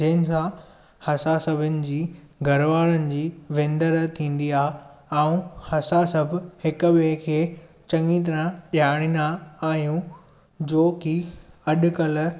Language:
Sindhi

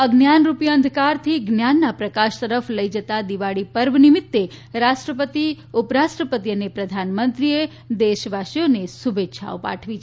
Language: Gujarati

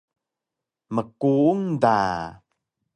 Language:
Taroko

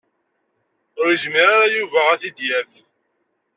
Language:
Kabyle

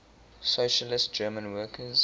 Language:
English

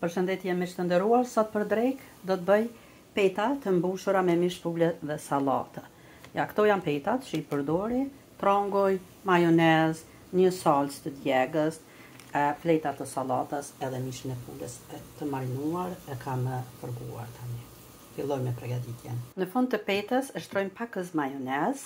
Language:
Norwegian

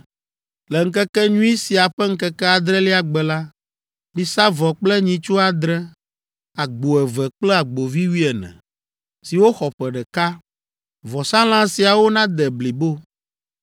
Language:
Ewe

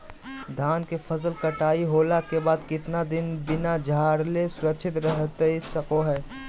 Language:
Magahi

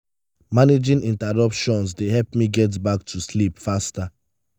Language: Nigerian Pidgin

